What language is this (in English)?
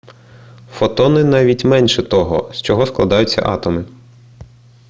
Ukrainian